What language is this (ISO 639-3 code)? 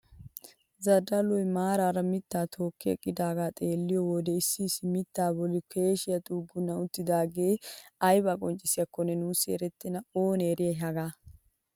wal